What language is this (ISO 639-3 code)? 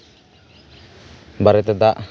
sat